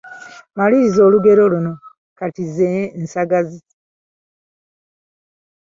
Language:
Ganda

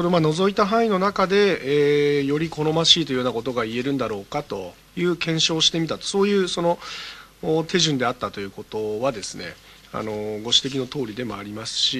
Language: Japanese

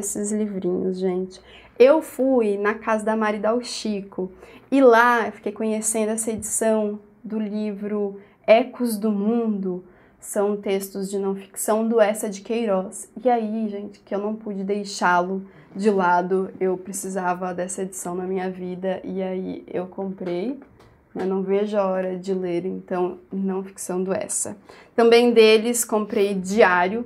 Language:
Portuguese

